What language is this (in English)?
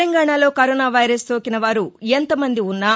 Telugu